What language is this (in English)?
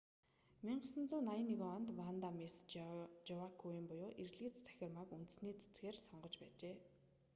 Mongolian